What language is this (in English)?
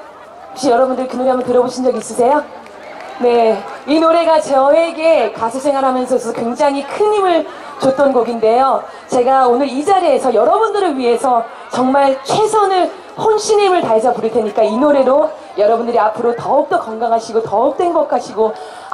Korean